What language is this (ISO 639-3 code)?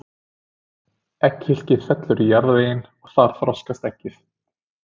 isl